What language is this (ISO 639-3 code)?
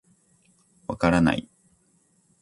jpn